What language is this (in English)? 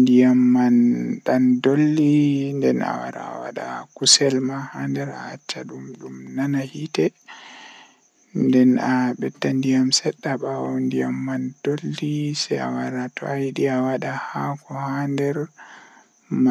Western Niger Fulfulde